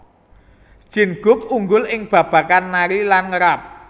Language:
Javanese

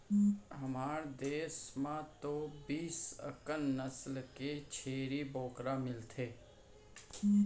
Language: Chhattisgarhi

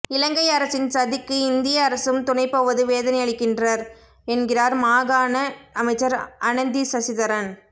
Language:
Tamil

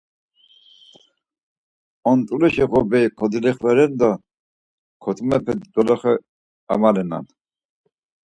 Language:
Laz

